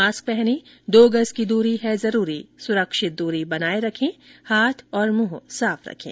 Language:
Hindi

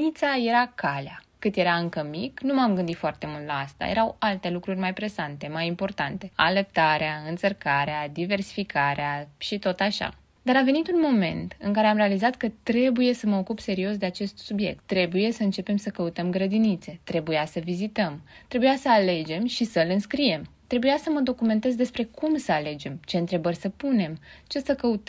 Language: Romanian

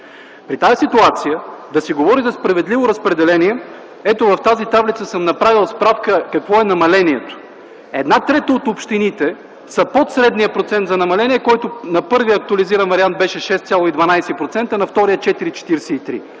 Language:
Bulgarian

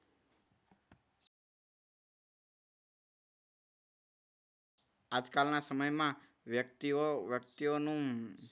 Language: Gujarati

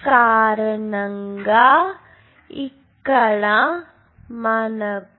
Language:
Telugu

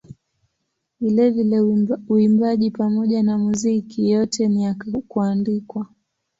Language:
Swahili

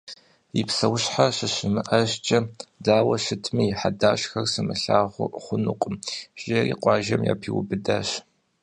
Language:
Kabardian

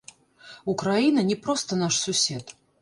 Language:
Belarusian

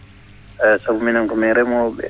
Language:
Fula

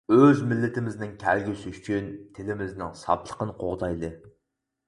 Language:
Uyghur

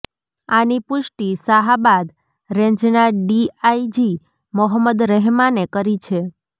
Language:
Gujarati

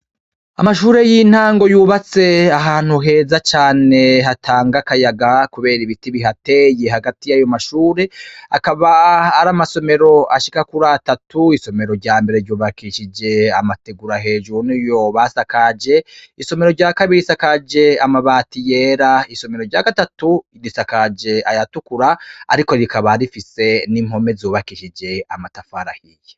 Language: Rundi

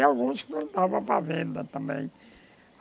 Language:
Portuguese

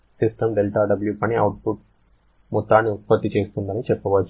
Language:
Telugu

